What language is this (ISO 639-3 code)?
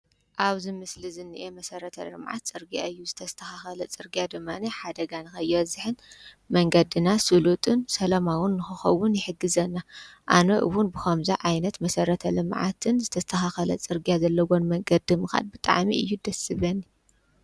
tir